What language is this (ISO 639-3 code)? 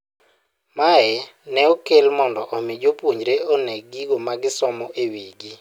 luo